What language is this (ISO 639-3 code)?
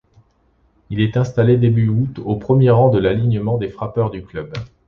fra